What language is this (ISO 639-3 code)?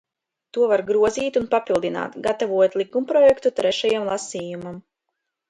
lav